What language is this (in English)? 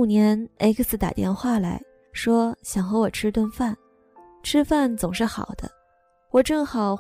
Chinese